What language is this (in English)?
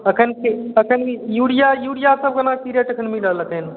Maithili